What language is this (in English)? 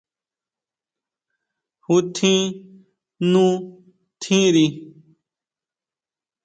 Huautla Mazatec